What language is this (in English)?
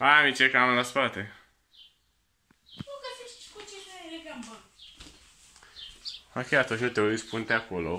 Romanian